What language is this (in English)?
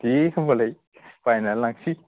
Bodo